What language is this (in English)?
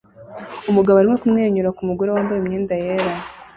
Kinyarwanda